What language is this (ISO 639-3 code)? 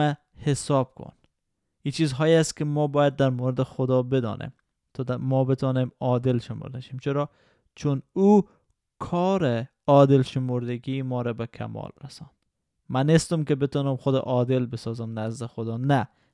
fas